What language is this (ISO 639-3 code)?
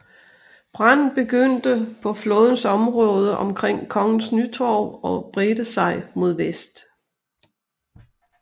dan